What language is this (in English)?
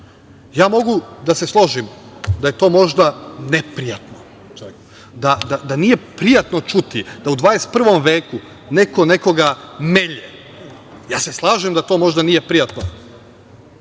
Serbian